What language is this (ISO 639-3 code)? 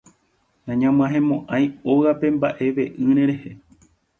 grn